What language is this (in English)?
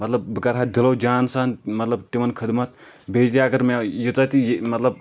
Kashmiri